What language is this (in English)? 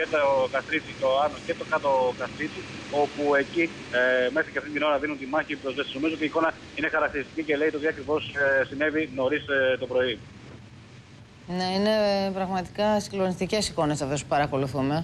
Greek